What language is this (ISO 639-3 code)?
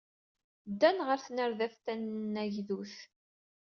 kab